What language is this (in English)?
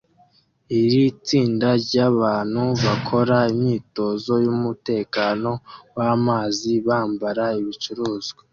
Kinyarwanda